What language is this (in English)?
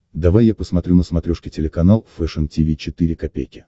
Russian